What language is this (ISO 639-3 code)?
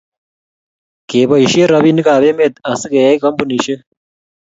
kln